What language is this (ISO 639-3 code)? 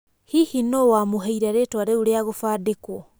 kik